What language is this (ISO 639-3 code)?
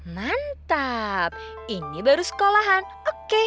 ind